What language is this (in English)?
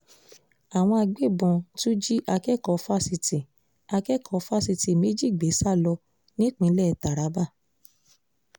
Yoruba